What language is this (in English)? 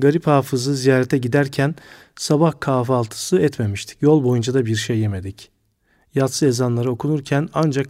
Turkish